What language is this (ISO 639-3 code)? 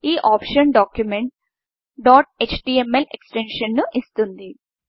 tel